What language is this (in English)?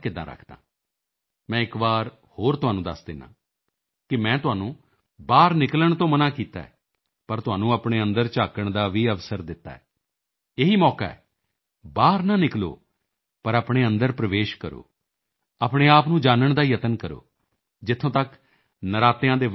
Punjabi